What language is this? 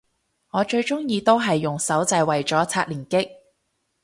Cantonese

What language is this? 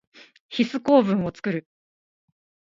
Japanese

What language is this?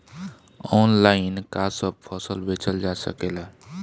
Bhojpuri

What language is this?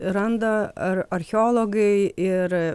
Lithuanian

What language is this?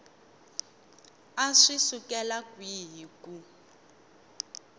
Tsonga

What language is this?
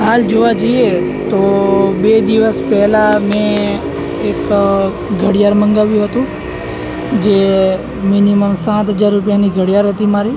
Gujarati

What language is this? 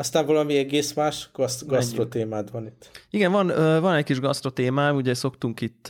Hungarian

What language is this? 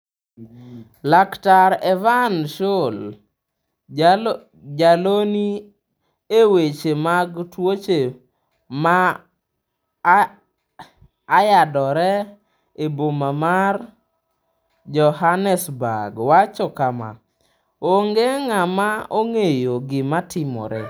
Luo (Kenya and Tanzania)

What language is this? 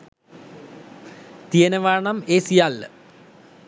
Sinhala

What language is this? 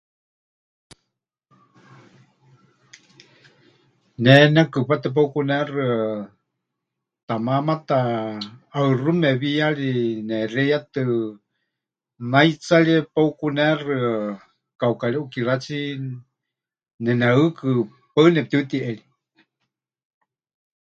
Huichol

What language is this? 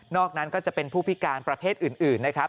Thai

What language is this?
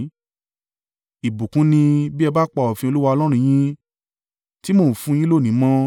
Yoruba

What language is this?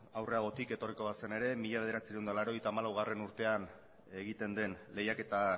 Basque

